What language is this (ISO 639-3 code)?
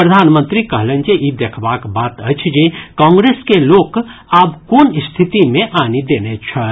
mai